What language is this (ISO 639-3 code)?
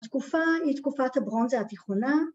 heb